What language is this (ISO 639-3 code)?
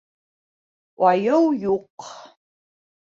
bak